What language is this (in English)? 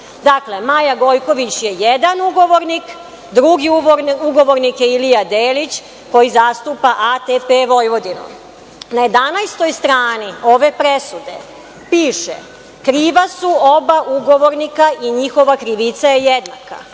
Serbian